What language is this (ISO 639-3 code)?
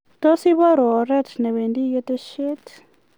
kln